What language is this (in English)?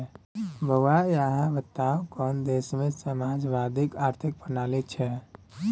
Maithili